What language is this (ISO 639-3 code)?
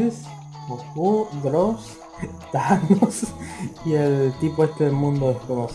spa